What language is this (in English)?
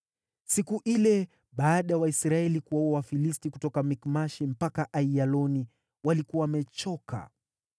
Swahili